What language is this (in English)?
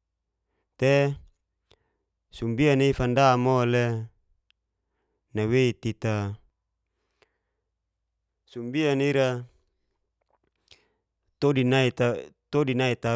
Geser-Gorom